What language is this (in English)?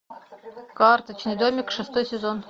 Russian